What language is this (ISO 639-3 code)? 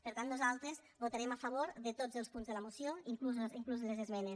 cat